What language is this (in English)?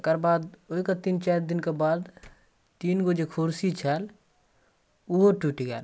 Maithili